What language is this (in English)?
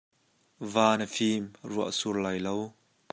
Hakha Chin